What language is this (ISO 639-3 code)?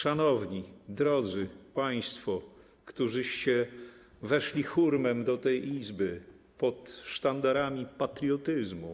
pol